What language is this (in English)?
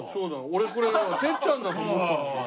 Japanese